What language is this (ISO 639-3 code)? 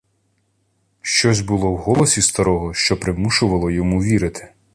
ukr